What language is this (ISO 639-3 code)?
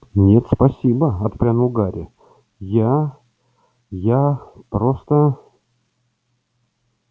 rus